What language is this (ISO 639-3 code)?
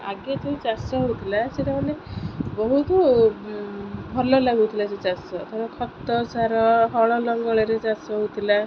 ori